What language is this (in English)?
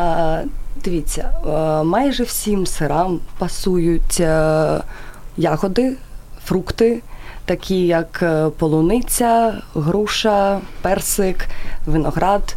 Ukrainian